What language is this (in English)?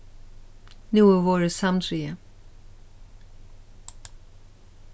Faroese